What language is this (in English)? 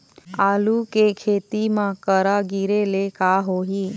Chhattisgarhi